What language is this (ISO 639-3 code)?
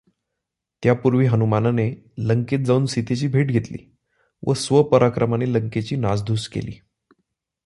mar